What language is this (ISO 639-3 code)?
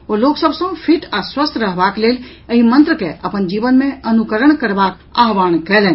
mai